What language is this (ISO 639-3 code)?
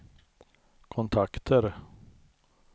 swe